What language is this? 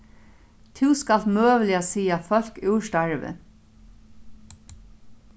Faroese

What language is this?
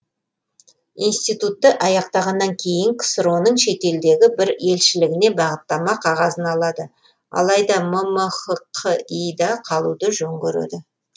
Kazakh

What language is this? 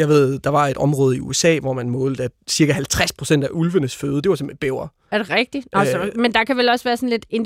Danish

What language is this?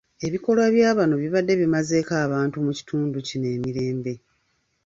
Ganda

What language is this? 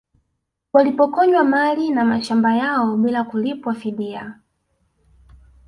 Swahili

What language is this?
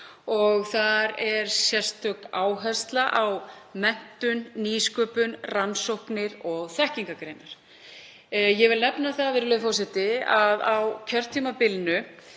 Icelandic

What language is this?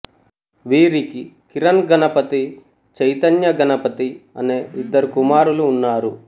Telugu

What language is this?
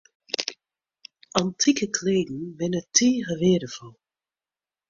Western Frisian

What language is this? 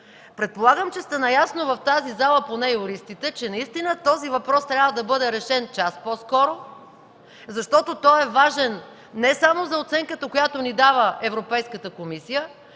Bulgarian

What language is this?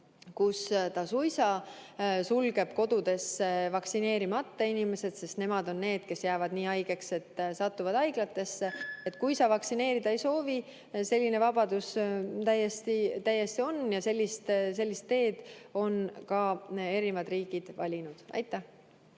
Estonian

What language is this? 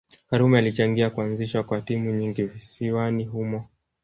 Swahili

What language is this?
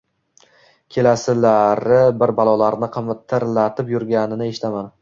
Uzbek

